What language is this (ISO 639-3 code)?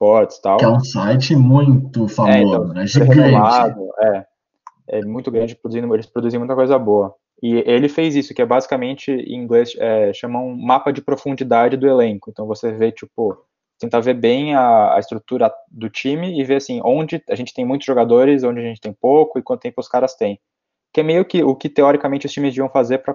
por